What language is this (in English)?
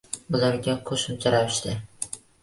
Uzbek